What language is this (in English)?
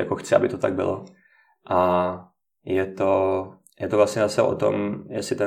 Czech